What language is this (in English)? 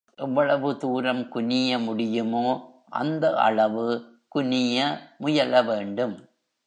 Tamil